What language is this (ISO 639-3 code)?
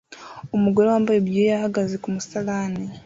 kin